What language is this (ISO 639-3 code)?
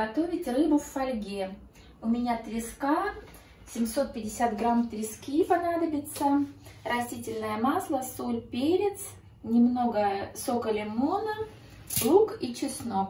rus